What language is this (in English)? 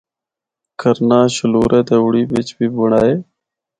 Northern Hindko